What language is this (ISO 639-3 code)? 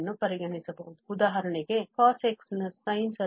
kan